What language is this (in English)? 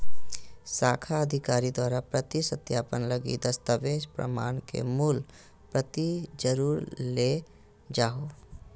Magahi